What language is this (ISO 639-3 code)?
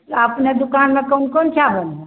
mai